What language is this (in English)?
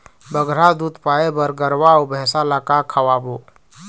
Chhattisgarhi